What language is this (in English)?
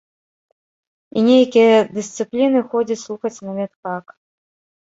Belarusian